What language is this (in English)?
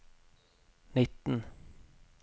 Norwegian